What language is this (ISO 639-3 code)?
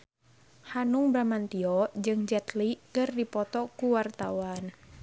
sun